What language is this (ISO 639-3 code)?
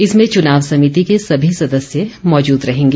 hin